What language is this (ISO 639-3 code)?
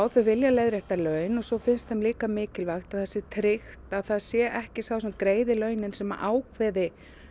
isl